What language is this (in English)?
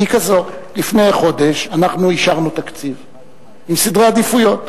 Hebrew